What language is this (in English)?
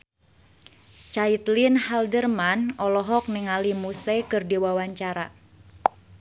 Sundanese